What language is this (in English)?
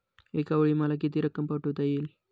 Marathi